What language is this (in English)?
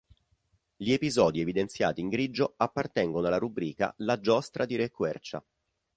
Italian